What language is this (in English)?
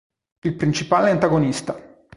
Italian